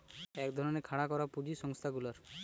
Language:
Bangla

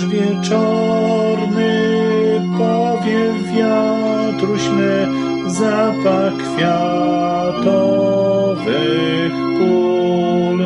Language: Polish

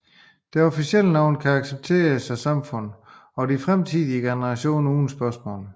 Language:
Danish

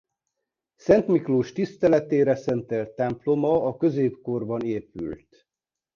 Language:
Hungarian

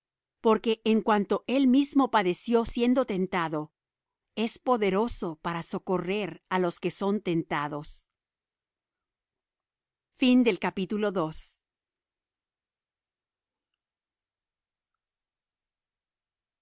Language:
Spanish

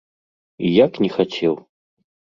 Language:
Belarusian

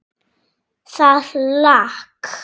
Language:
Icelandic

